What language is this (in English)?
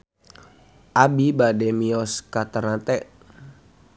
Sundanese